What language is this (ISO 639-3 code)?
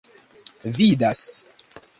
epo